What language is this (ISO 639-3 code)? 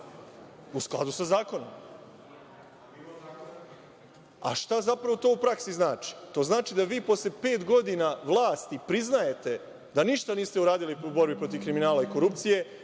srp